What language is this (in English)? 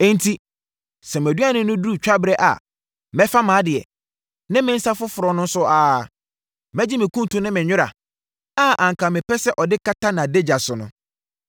Akan